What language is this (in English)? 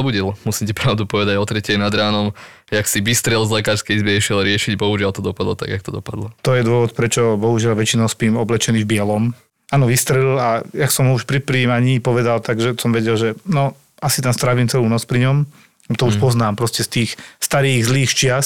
Slovak